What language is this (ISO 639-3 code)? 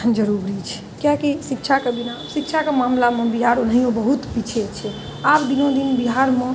mai